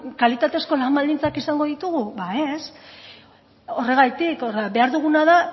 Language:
Basque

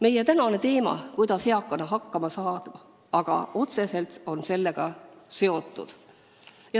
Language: Estonian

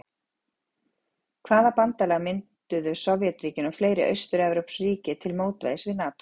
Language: Icelandic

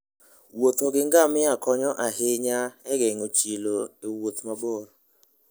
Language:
Luo (Kenya and Tanzania)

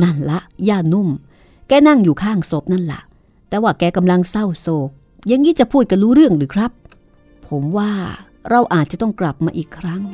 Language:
Thai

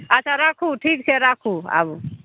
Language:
Maithili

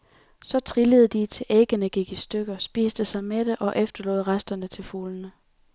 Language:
Danish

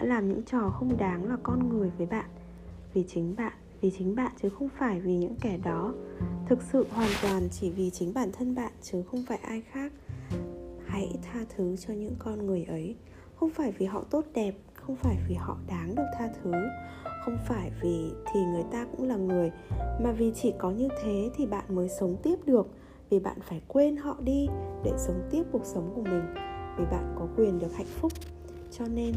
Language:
Vietnamese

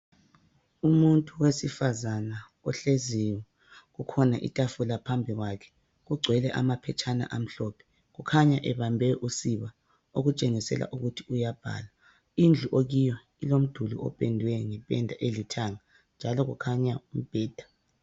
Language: North Ndebele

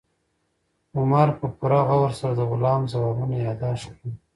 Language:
Pashto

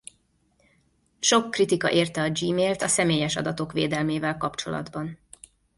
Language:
Hungarian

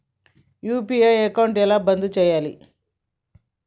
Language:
Telugu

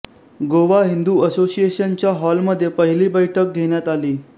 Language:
Marathi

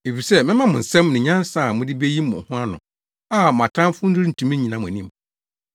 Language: Akan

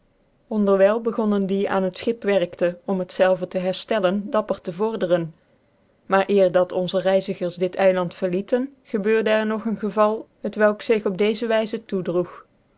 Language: Dutch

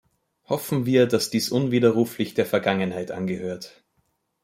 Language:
German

